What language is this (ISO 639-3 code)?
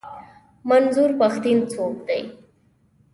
pus